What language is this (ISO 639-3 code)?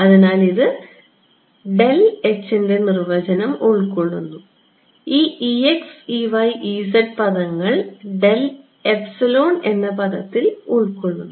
mal